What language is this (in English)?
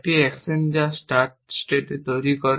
Bangla